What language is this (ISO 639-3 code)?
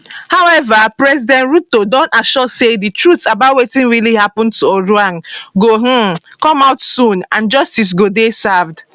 pcm